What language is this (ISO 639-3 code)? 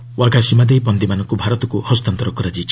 ori